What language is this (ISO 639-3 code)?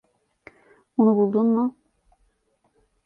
tur